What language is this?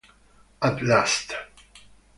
Italian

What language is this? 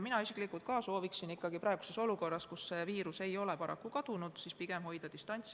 Estonian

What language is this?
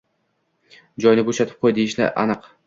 Uzbek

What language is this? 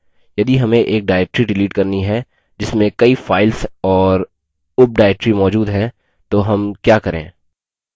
Hindi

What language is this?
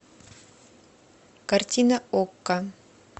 Russian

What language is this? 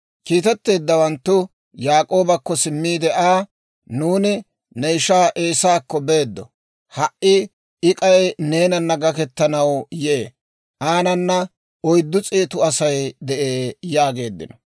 Dawro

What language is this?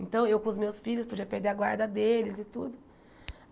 Portuguese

